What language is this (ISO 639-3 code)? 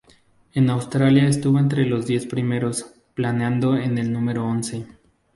spa